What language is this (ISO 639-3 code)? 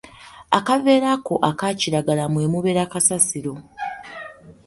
lug